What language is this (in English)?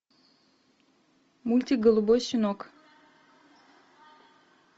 Russian